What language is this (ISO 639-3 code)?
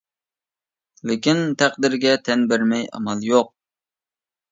uig